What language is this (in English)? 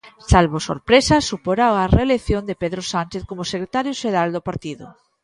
Galician